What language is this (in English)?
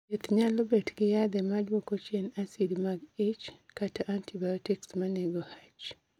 Luo (Kenya and Tanzania)